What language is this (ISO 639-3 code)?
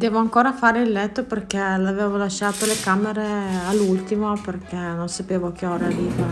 ita